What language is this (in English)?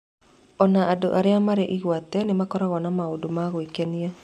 Kikuyu